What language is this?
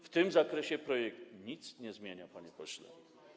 Polish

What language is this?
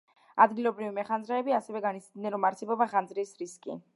Georgian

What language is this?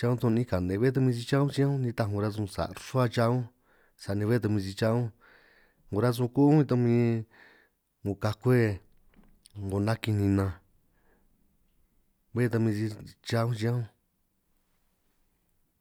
San Martín Itunyoso Triqui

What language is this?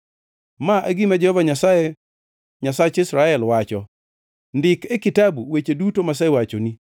Luo (Kenya and Tanzania)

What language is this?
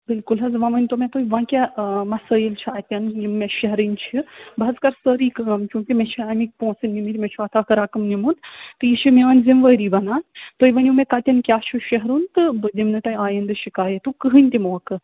Kashmiri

